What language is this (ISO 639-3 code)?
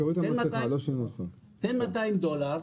heb